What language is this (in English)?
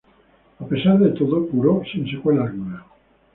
Spanish